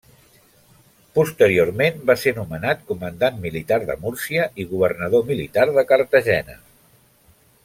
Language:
Catalan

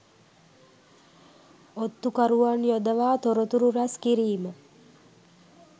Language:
Sinhala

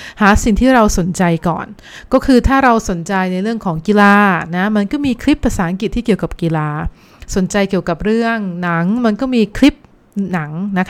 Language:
Thai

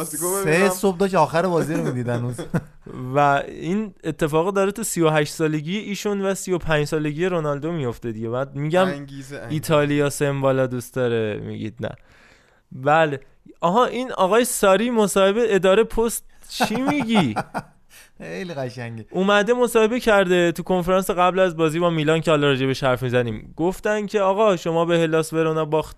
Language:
Persian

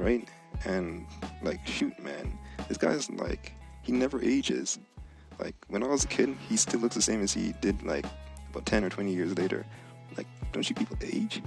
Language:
English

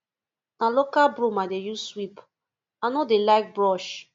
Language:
Nigerian Pidgin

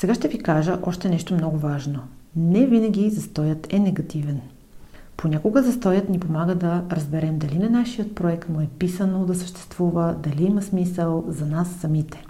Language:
Bulgarian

